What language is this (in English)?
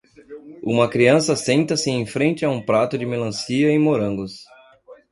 Portuguese